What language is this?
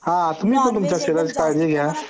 Marathi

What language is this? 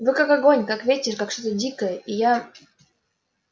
Russian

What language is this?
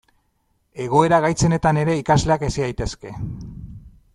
Basque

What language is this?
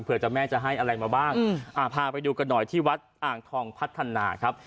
Thai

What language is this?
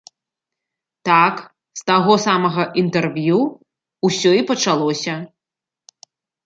Belarusian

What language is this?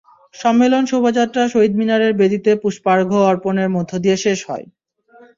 Bangla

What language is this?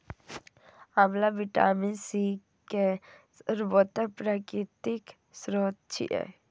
Maithili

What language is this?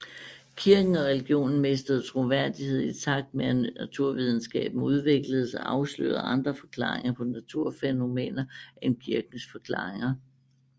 Danish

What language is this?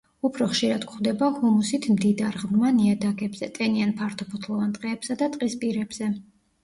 Georgian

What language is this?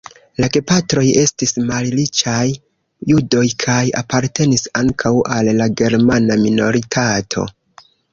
Esperanto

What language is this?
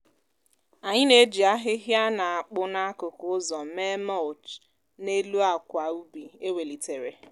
Igbo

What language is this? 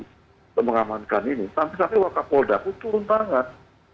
Indonesian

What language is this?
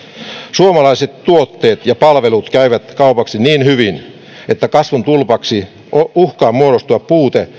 Finnish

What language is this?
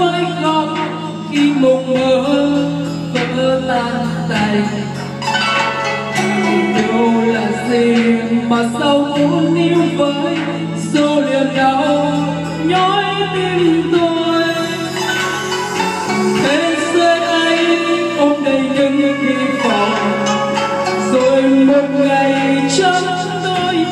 Vietnamese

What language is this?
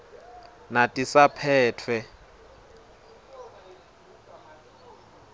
Swati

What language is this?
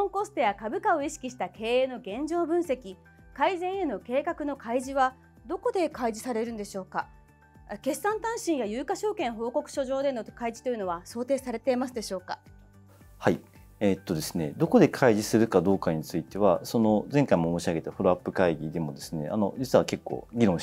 Japanese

